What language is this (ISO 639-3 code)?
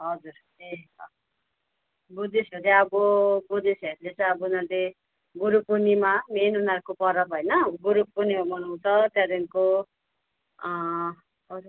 nep